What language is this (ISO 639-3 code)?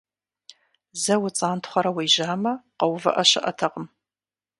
kbd